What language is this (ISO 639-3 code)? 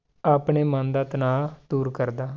pan